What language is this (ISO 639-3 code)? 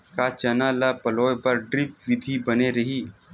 hne